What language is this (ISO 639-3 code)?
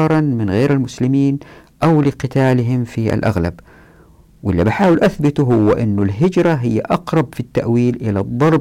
ara